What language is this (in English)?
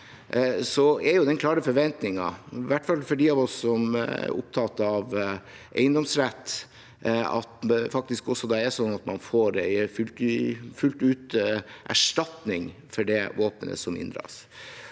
Norwegian